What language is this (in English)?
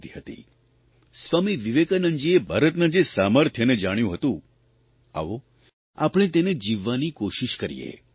Gujarati